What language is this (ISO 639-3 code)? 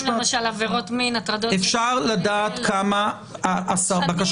heb